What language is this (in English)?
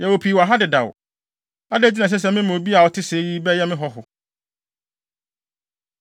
Akan